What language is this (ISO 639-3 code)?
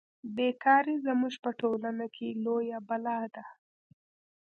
pus